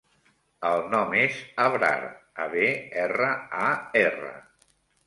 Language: Catalan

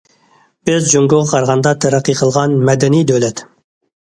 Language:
Uyghur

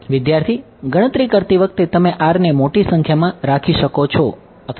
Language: Gujarati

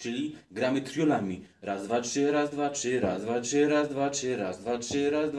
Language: Polish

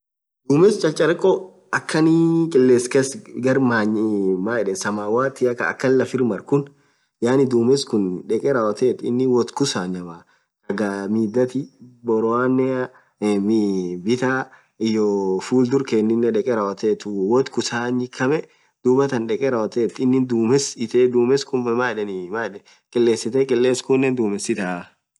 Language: Orma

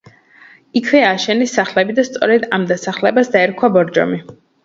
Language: Georgian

